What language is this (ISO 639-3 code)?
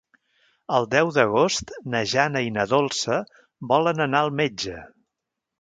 cat